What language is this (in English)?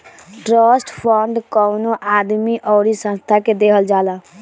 Bhojpuri